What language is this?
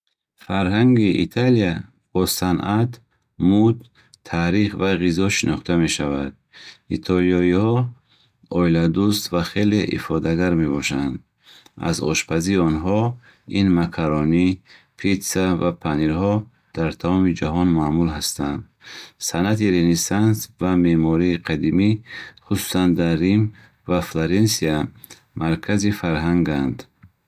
Bukharic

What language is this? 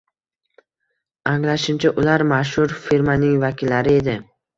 Uzbek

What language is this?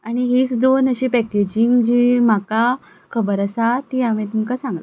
Konkani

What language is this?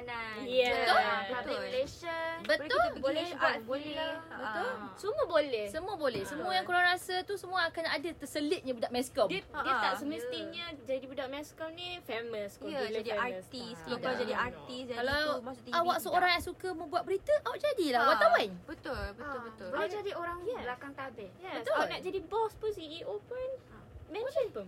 Malay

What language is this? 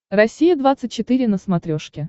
Russian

